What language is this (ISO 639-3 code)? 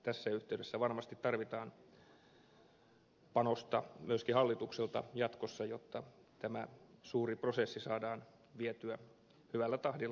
fin